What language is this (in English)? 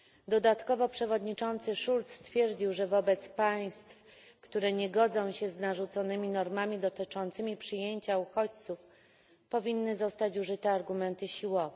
Polish